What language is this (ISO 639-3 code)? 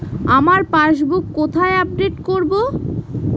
ben